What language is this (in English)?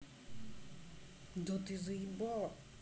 Russian